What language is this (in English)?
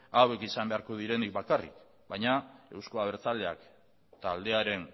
Basque